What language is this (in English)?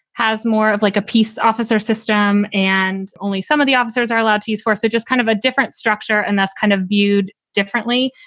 English